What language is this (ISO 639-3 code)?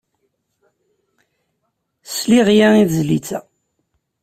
kab